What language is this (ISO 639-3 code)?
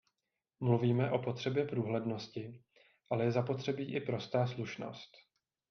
ces